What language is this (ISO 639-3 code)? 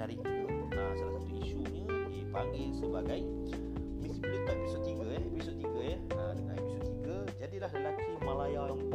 msa